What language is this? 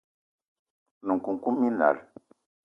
Eton (Cameroon)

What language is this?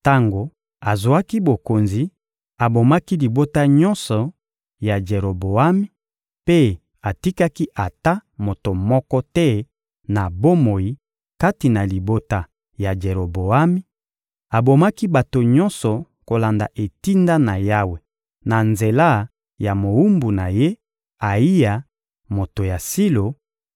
Lingala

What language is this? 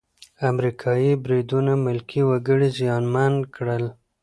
Pashto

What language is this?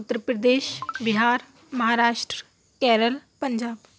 Urdu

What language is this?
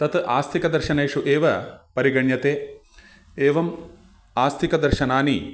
Sanskrit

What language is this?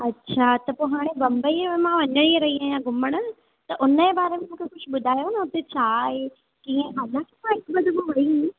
Sindhi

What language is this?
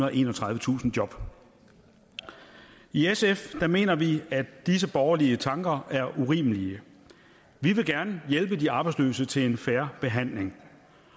Danish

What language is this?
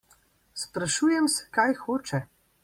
Slovenian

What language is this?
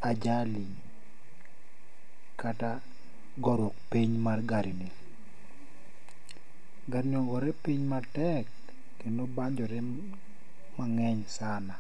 Luo (Kenya and Tanzania)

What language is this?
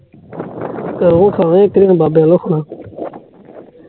Punjabi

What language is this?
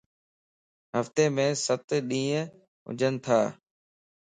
Lasi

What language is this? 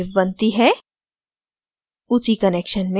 Hindi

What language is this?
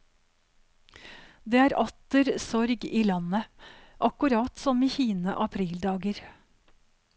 Norwegian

